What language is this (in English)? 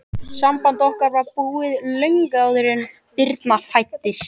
Icelandic